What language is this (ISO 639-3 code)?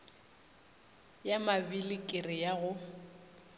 nso